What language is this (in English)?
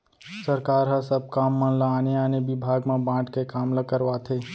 Chhattisgarhi